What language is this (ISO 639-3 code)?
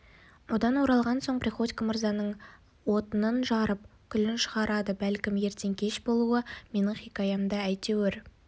kaz